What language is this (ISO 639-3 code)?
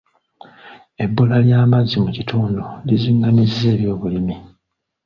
lug